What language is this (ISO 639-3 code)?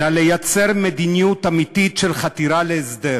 heb